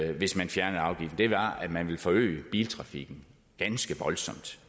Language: Danish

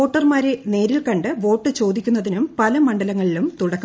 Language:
Malayalam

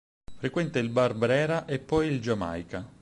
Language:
Italian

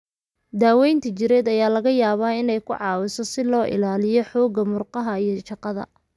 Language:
Somali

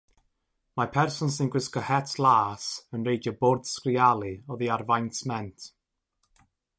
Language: Welsh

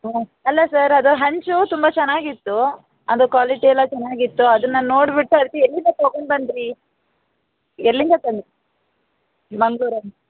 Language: Kannada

